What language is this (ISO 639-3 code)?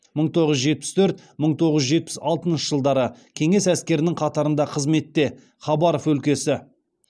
kaz